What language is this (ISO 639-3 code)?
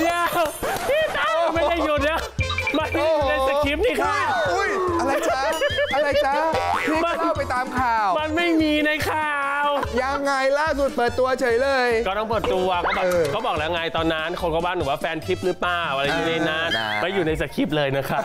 tha